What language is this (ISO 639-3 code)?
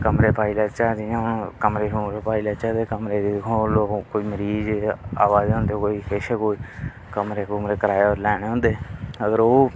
doi